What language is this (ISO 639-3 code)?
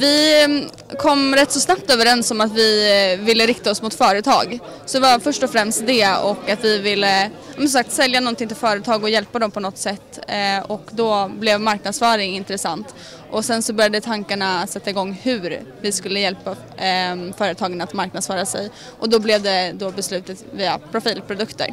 swe